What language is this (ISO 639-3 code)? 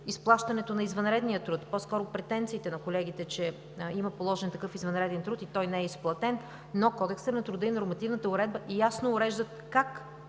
bul